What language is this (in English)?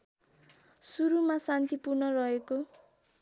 Nepali